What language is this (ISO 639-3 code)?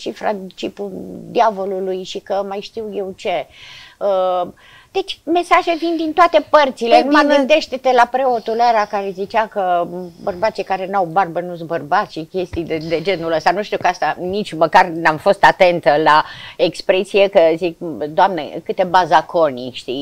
ron